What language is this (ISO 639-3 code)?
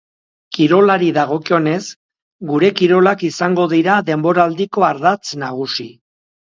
eus